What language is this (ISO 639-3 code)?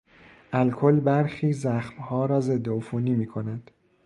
fas